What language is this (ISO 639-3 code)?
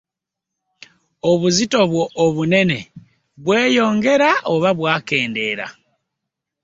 lug